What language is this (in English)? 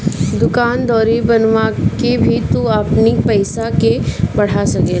Bhojpuri